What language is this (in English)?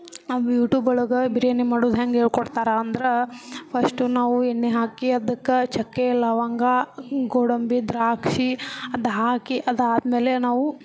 Kannada